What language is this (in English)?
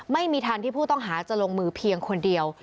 Thai